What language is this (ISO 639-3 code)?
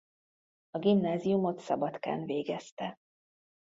hun